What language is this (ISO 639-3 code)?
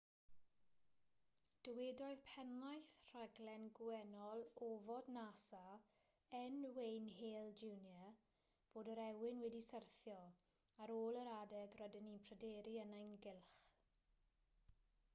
cym